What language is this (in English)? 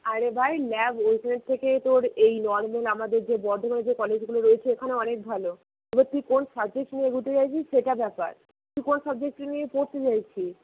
Bangla